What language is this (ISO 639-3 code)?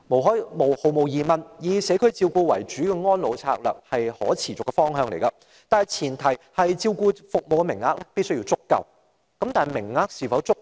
yue